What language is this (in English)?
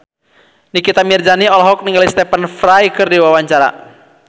Sundanese